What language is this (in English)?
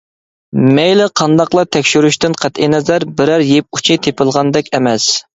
Uyghur